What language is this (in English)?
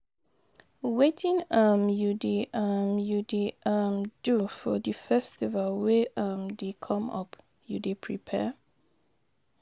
Nigerian Pidgin